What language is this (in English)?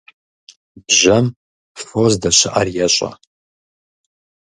Kabardian